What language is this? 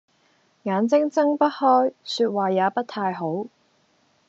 Cantonese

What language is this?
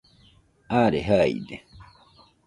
Nüpode Huitoto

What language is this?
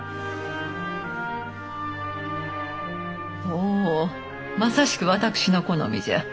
Japanese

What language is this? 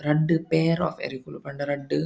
Tulu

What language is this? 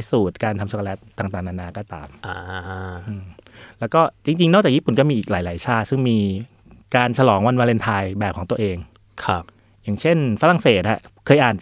Thai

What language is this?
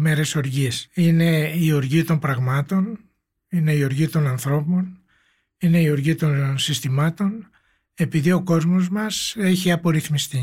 Greek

